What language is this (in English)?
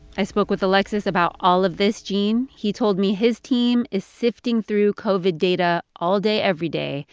English